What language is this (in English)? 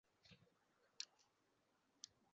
Uzbek